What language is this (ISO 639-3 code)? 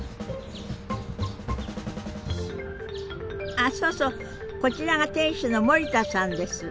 jpn